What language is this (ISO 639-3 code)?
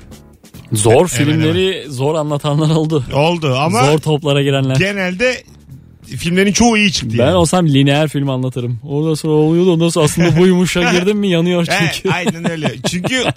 tur